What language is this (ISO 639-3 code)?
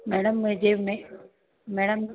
hin